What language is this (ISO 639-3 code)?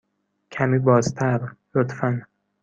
fas